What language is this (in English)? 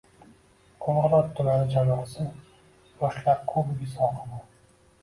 Uzbek